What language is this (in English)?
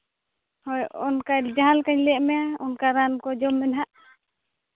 Santali